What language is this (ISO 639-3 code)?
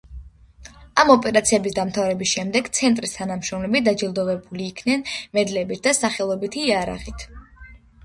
kat